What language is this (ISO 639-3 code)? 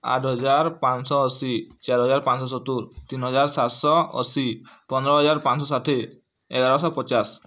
ori